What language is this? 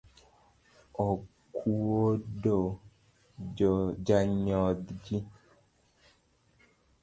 Luo (Kenya and Tanzania)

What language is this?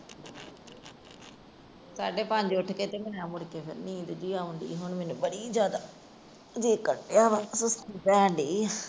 Punjabi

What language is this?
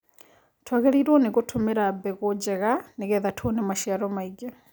Kikuyu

